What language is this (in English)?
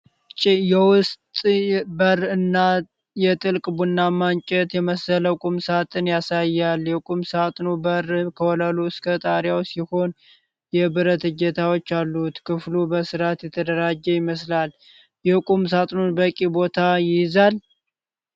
Amharic